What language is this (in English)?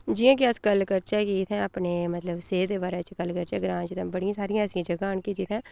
Dogri